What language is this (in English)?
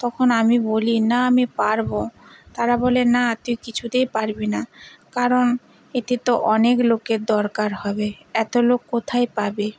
Bangla